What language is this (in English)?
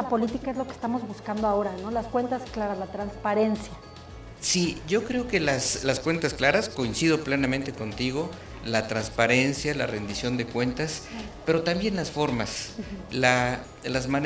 Spanish